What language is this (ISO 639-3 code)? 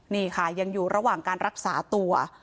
tha